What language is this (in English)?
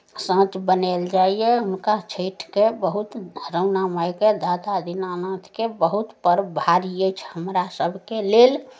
Maithili